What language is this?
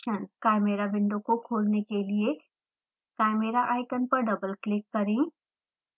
Hindi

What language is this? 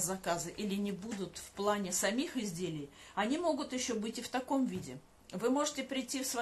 Russian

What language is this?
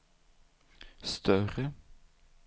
Swedish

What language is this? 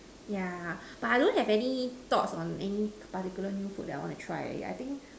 English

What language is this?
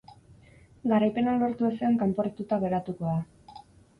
Basque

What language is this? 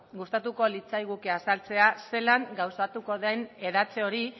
Basque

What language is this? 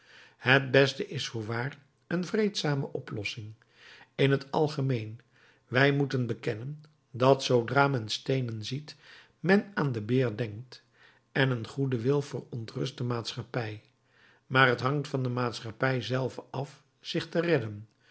Dutch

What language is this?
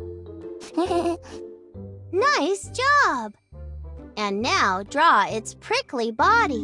English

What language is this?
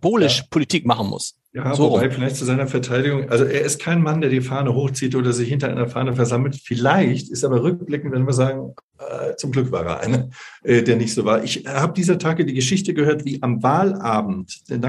German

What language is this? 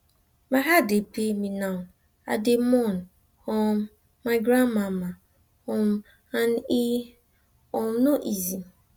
Nigerian Pidgin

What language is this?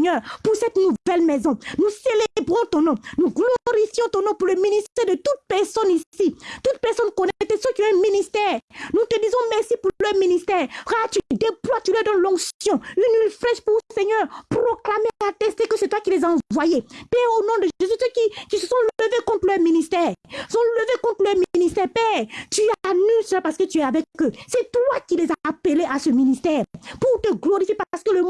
French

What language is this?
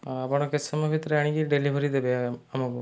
Odia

